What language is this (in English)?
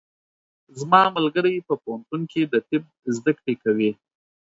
Pashto